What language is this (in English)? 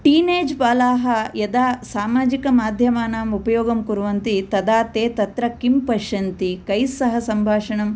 Sanskrit